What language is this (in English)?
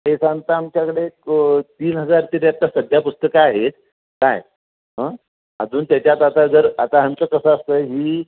Marathi